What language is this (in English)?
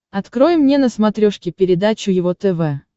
Russian